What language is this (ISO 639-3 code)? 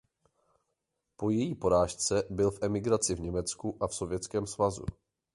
ces